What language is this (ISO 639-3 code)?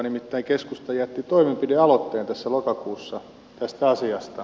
fin